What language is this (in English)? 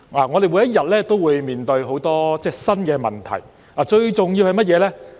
Cantonese